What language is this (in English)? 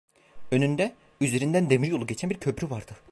Turkish